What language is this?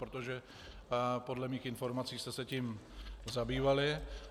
Czech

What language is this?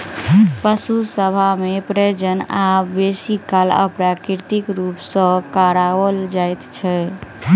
Maithili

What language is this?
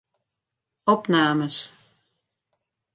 Western Frisian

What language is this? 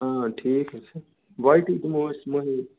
Kashmiri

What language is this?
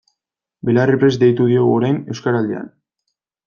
Basque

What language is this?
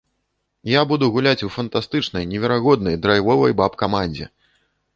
Belarusian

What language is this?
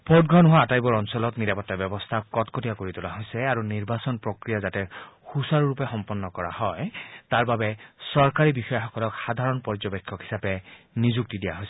Assamese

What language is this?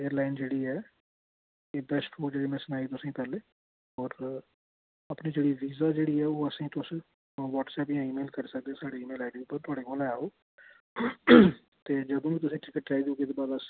Dogri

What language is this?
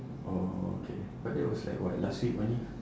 English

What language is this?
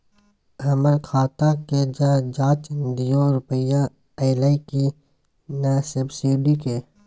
Maithili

